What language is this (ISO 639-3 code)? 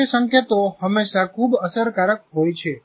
guj